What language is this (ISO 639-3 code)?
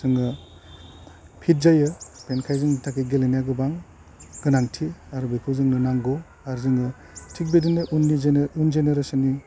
brx